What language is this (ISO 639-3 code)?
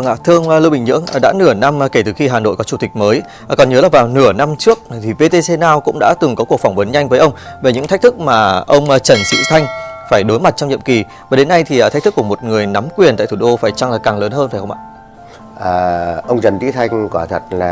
vie